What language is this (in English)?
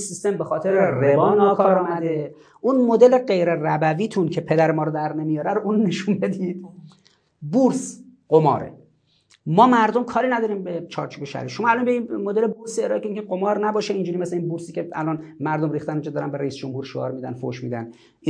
Persian